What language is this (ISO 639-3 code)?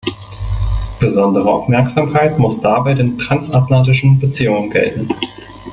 deu